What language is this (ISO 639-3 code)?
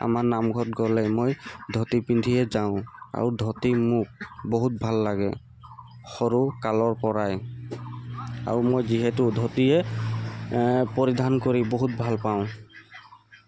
asm